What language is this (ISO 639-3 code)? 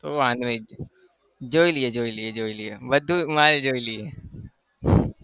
guj